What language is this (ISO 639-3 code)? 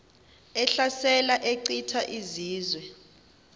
xho